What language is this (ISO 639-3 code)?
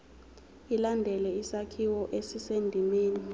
zul